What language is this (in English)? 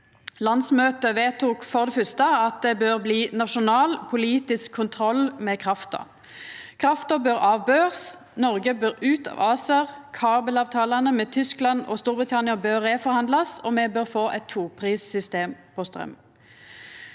Norwegian